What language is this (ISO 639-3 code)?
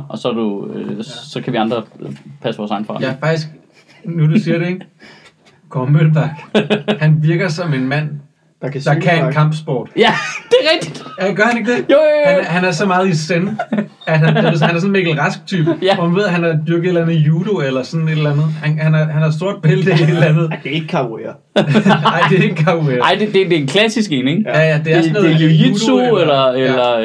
dan